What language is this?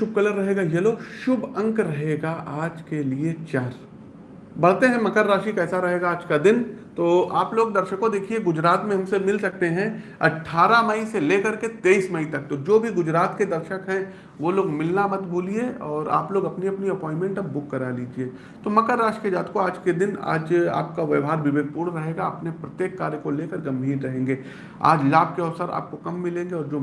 Hindi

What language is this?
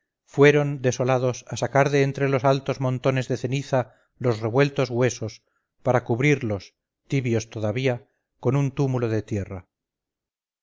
Spanish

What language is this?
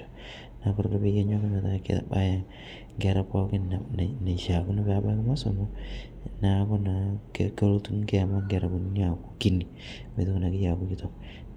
Masai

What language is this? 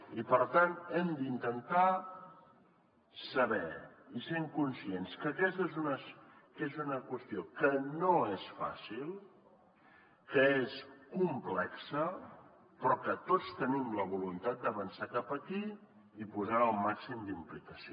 Catalan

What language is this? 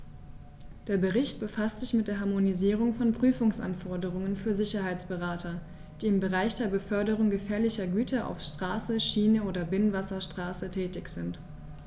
German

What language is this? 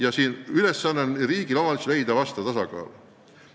Estonian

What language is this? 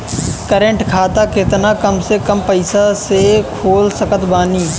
Bhojpuri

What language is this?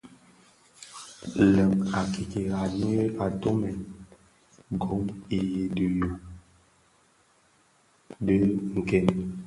Bafia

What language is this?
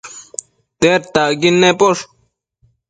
Matsés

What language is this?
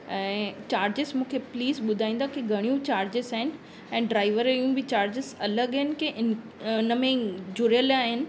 Sindhi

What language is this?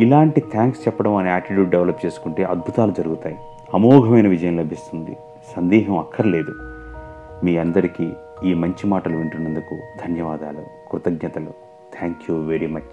Telugu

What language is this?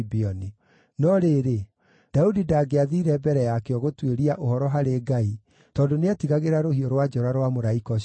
Kikuyu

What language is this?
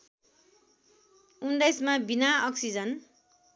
Nepali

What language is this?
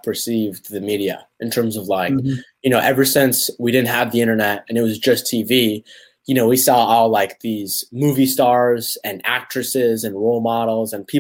English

